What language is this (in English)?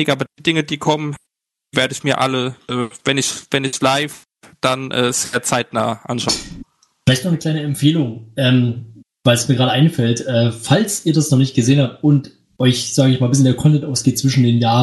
German